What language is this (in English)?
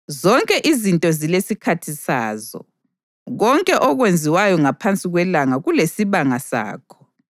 North Ndebele